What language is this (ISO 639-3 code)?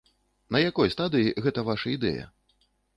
bel